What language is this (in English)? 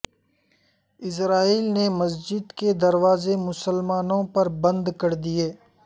Urdu